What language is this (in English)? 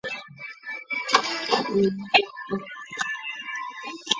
Chinese